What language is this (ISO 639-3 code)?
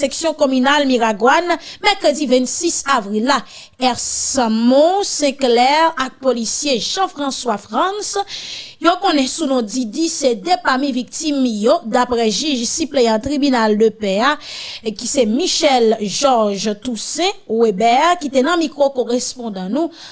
fra